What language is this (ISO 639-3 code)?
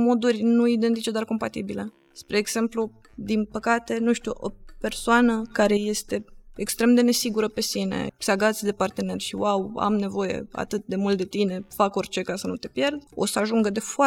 ron